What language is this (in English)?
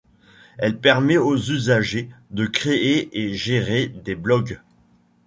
French